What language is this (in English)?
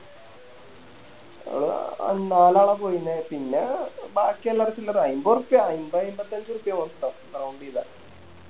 Malayalam